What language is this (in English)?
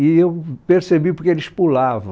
Portuguese